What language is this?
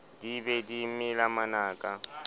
Southern Sotho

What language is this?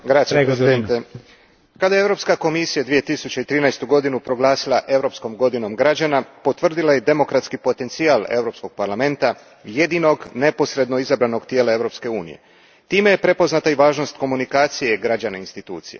Croatian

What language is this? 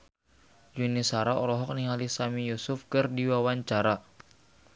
Sundanese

